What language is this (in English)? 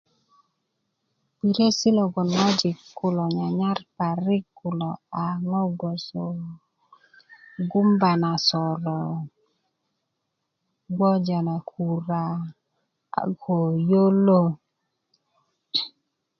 Kuku